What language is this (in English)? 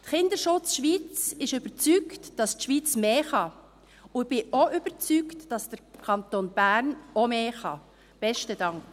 Swiss German